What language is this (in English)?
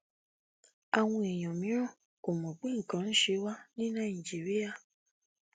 Yoruba